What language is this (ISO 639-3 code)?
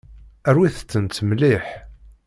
kab